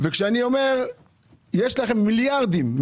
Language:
Hebrew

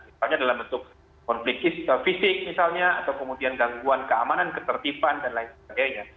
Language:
Indonesian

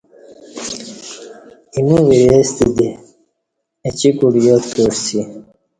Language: Kati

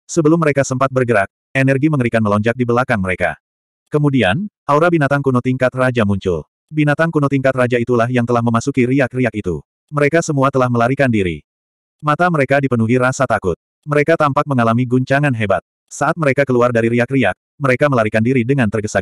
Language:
Indonesian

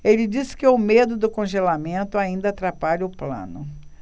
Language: Portuguese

